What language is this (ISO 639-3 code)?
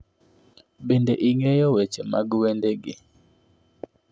luo